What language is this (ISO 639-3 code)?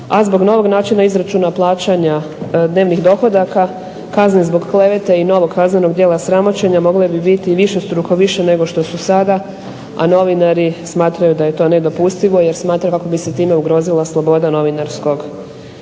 hrv